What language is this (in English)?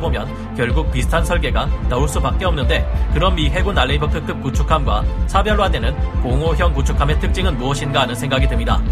Korean